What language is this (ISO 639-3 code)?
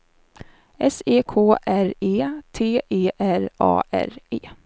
swe